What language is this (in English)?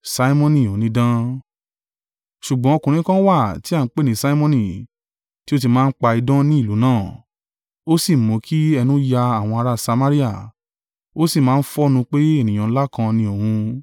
Yoruba